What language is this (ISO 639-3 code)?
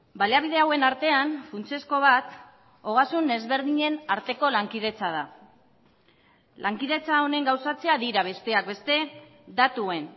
eus